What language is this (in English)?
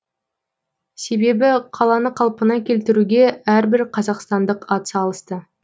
Kazakh